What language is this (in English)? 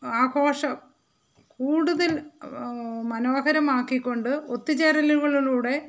Malayalam